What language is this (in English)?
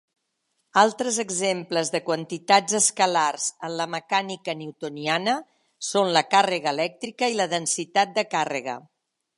Catalan